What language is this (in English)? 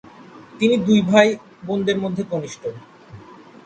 Bangla